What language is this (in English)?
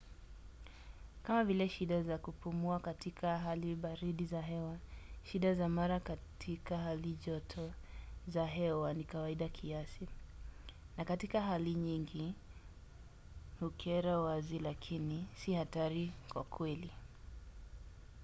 Swahili